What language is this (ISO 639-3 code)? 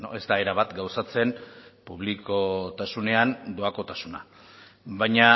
eus